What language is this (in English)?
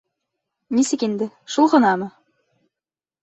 Bashkir